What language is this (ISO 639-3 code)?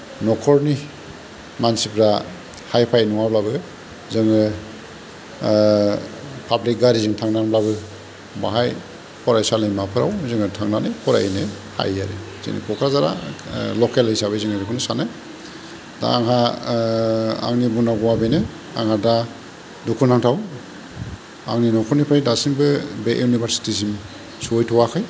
brx